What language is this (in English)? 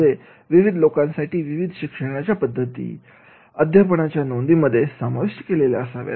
Marathi